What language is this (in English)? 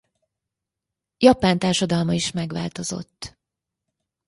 Hungarian